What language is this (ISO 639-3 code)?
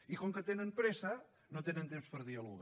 cat